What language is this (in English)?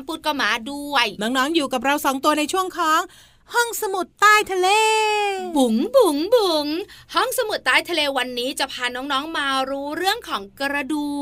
Thai